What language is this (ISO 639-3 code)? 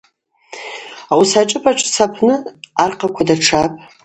abq